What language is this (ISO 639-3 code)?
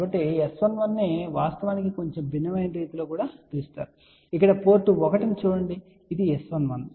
tel